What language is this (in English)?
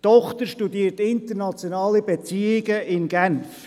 Swiss German